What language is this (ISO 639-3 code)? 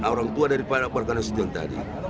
ind